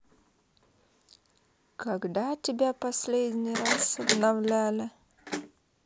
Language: Russian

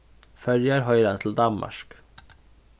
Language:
Faroese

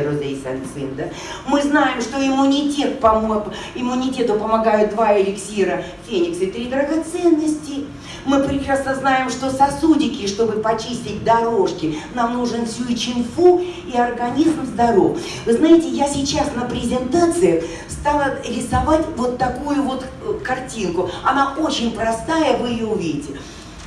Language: Russian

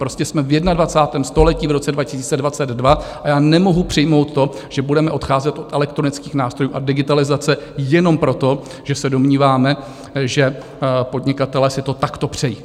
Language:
Czech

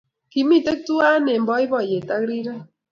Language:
Kalenjin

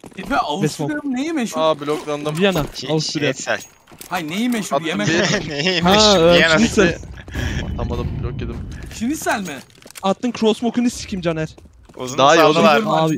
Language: Turkish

